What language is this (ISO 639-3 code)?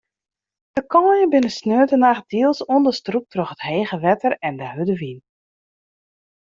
fry